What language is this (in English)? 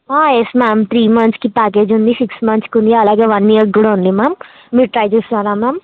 Telugu